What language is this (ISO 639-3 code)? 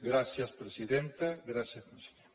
cat